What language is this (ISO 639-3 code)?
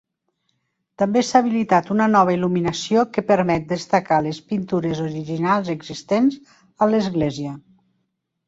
cat